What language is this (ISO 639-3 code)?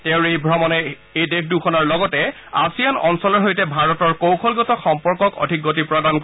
asm